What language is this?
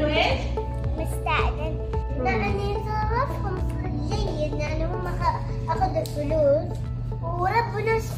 Arabic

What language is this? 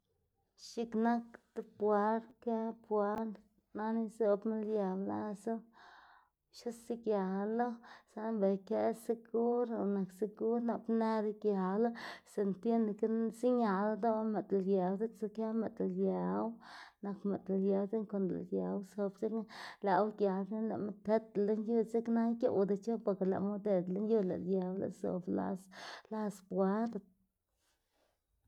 Xanaguía Zapotec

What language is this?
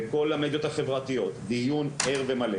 Hebrew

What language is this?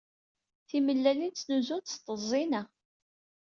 Kabyle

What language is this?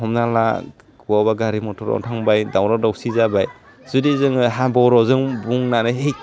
Bodo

